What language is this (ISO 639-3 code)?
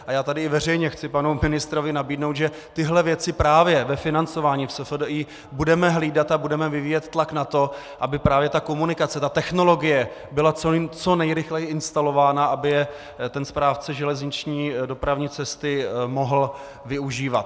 ces